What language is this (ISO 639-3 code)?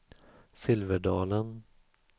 swe